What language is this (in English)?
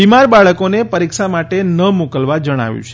Gujarati